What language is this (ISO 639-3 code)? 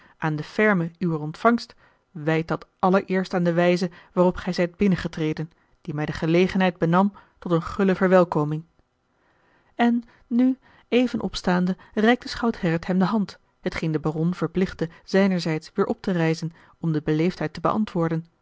nld